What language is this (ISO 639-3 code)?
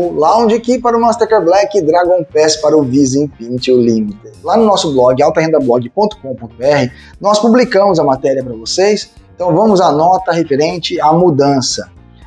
por